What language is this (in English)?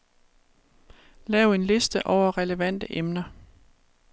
Danish